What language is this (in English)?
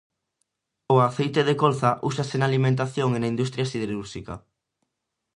Galician